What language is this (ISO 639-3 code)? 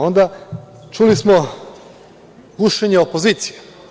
srp